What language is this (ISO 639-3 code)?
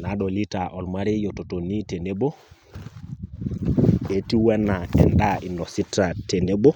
mas